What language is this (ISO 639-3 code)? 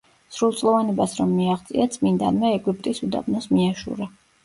kat